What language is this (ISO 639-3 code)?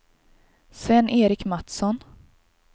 swe